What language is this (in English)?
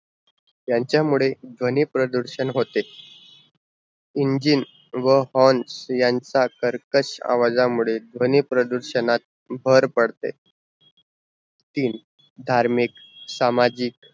Marathi